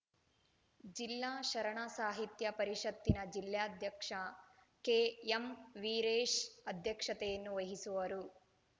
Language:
Kannada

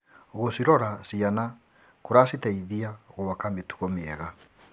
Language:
Kikuyu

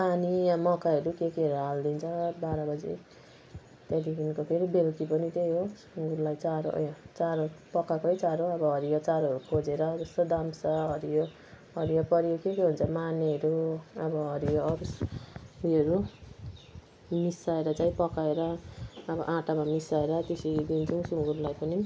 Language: Nepali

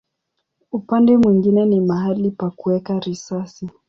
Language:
Swahili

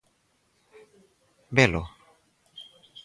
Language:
Galician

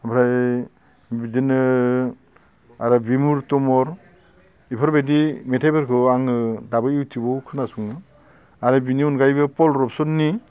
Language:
Bodo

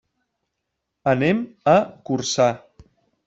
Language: Catalan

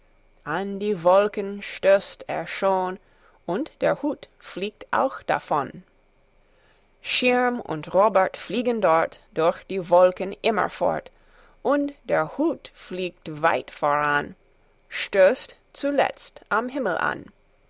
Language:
German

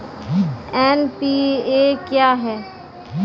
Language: Maithili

